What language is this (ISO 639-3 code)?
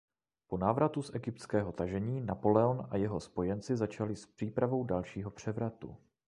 ces